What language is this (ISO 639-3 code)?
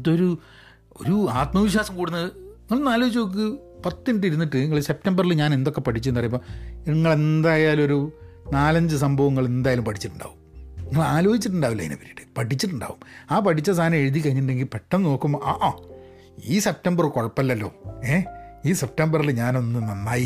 mal